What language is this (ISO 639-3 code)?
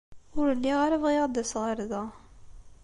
kab